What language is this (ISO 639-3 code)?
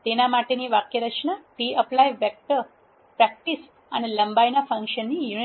guj